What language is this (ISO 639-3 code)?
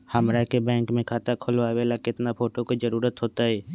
mag